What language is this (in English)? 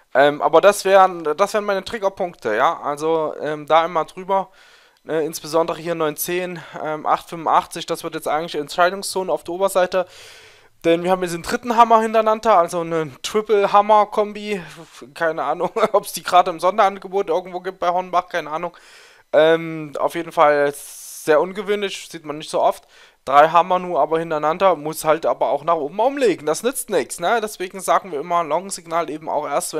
German